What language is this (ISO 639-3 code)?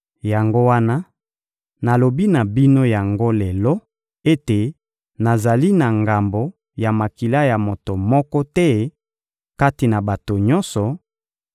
lin